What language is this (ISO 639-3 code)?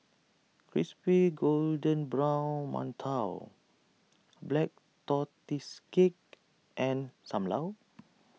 eng